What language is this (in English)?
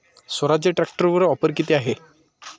Marathi